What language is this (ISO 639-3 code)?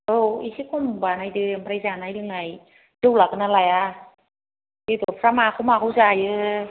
brx